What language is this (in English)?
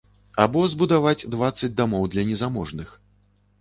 Belarusian